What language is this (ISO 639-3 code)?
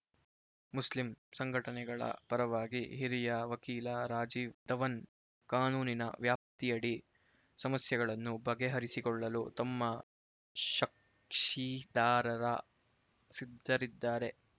kan